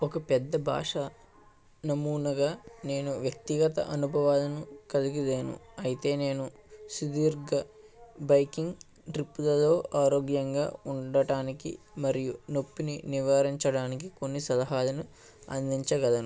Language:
Telugu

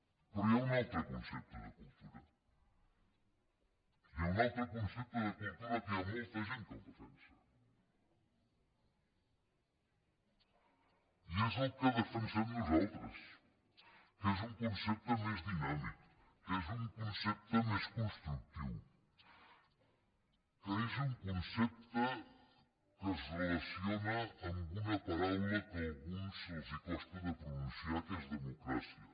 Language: Catalan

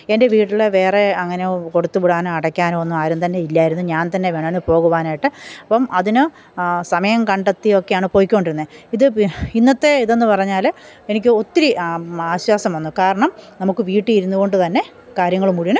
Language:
Malayalam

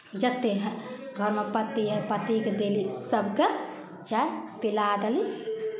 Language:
Maithili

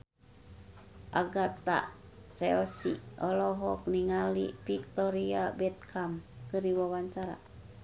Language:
Sundanese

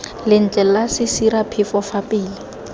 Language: Tswana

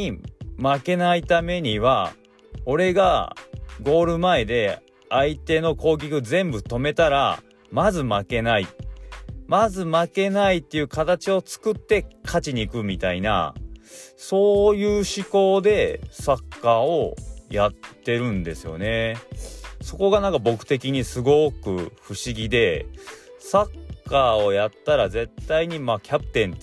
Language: Japanese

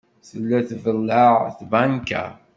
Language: Kabyle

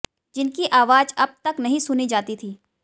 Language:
Hindi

